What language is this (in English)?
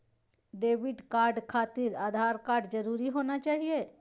Magahi